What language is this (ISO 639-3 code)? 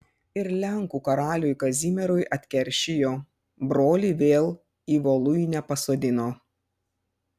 lit